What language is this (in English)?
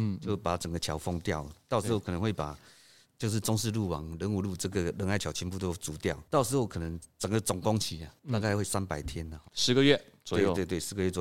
Chinese